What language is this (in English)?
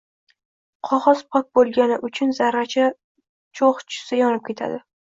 Uzbek